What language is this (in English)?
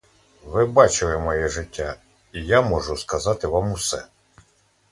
Ukrainian